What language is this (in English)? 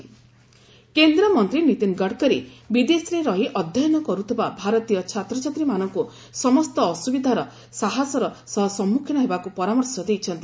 Odia